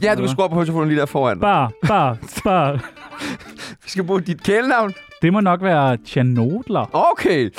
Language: Danish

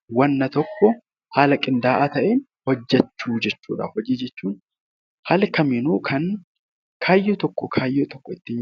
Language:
Oromo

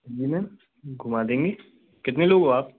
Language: Hindi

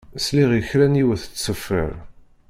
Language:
Kabyle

